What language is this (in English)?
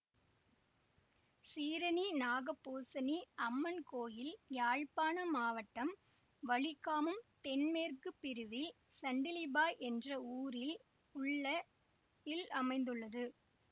Tamil